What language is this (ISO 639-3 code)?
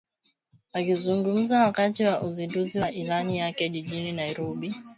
swa